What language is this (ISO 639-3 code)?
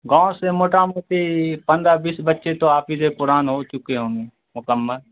urd